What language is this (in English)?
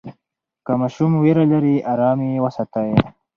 Pashto